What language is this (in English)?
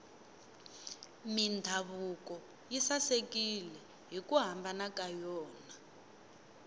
Tsonga